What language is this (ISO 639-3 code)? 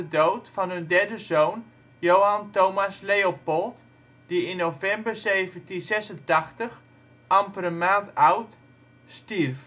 nld